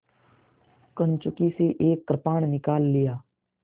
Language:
Hindi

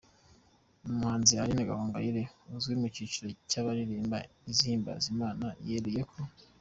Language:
Kinyarwanda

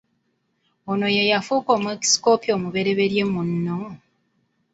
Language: Ganda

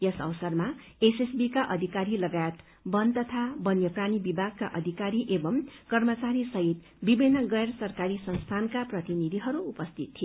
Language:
Nepali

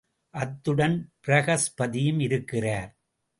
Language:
Tamil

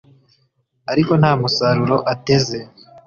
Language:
Kinyarwanda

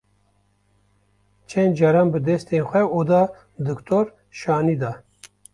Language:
Kurdish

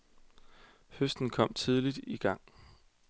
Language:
Danish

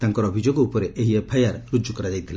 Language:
Odia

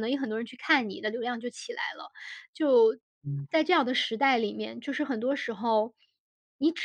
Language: Chinese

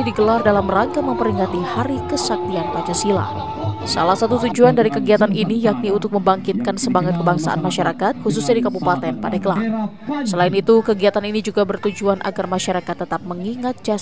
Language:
Indonesian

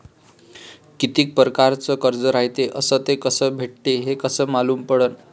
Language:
Marathi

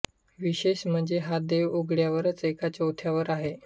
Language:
Marathi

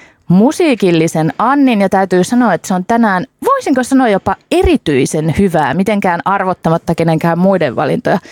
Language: Finnish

